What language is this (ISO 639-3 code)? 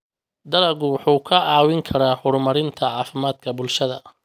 som